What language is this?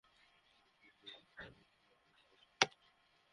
Bangla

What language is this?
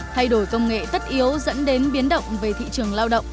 Vietnamese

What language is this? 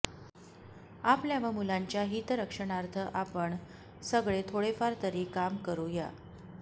Marathi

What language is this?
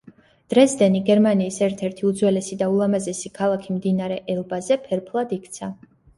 Georgian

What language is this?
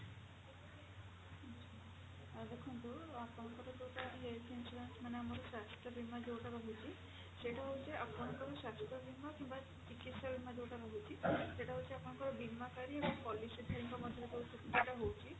Odia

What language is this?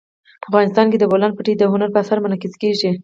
Pashto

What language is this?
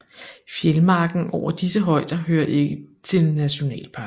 Danish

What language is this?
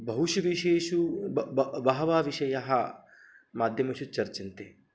Sanskrit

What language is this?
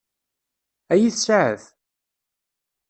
Kabyle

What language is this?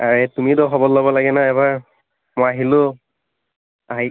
Assamese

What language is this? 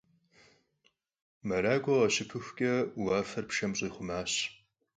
Kabardian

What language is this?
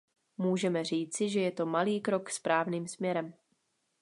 Czech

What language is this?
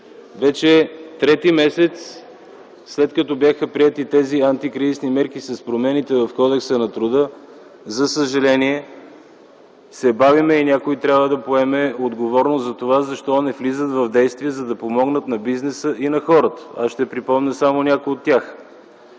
Bulgarian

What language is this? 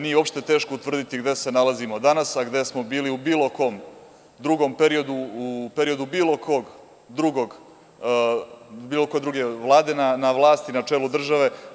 Serbian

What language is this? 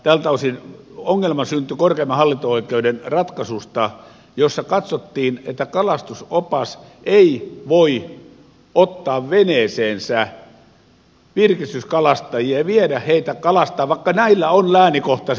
Finnish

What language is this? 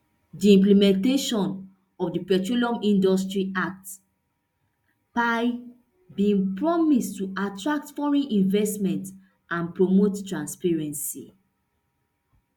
Nigerian Pidgin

